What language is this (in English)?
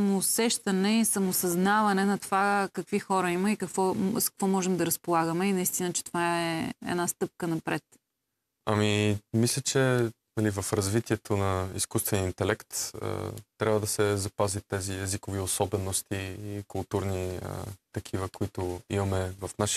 Bulgarian